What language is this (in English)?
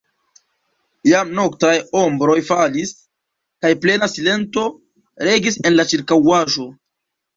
Esperanto